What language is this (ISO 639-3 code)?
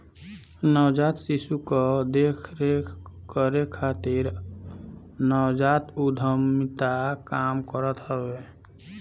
bho